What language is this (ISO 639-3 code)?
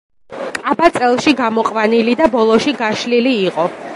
kat